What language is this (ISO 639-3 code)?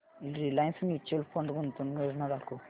mar